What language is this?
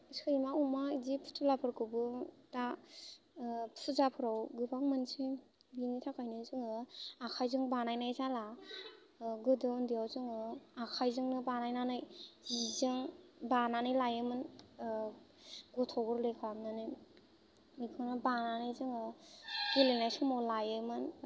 Bodo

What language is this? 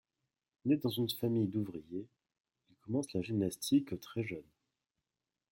French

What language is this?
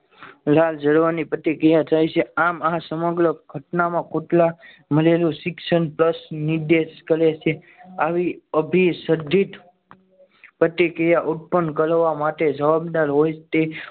Gujarati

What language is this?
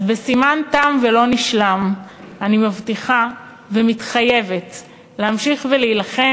Hebrew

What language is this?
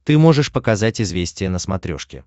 Russian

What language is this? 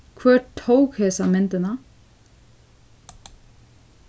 Faroese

